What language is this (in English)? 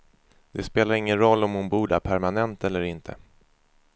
Swedish